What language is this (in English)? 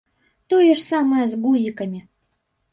Belarusian